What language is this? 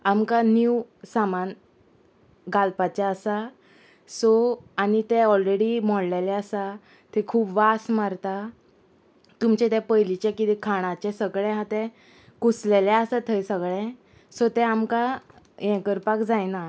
Konkani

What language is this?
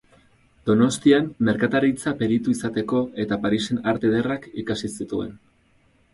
Basque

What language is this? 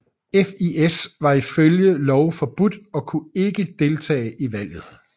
Danish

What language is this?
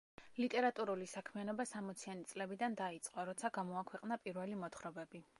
Georgian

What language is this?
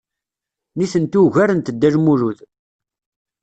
Kabyle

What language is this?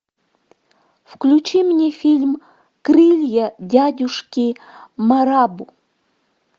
Russian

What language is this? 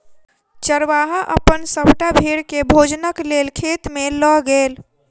Maithili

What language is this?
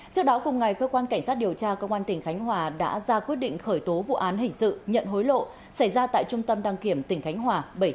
Vietnamese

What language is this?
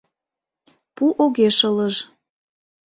Mari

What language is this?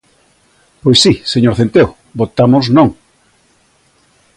Galician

